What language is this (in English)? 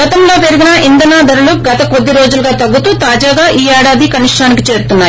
Telugu